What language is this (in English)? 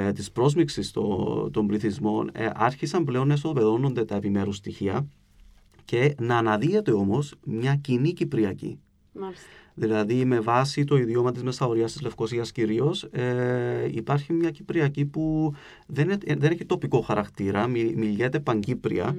Greek